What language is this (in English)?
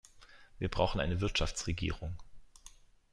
German